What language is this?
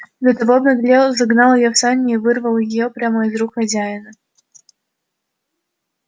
Russian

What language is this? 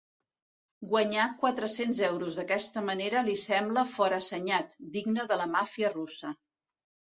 Catalan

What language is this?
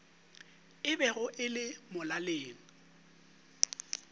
Northern Sotho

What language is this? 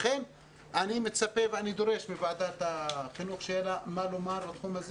Hebrew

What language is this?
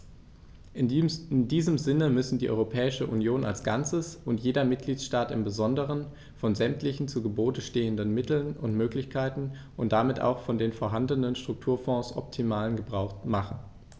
German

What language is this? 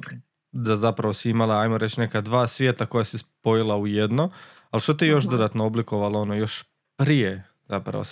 Croatian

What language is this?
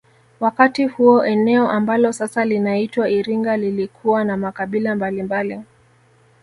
Swahili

